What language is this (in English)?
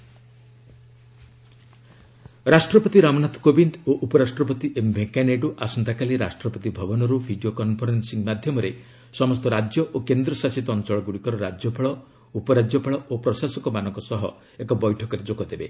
Odia